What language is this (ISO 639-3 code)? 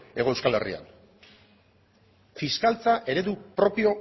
eus